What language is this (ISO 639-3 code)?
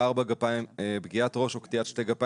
heb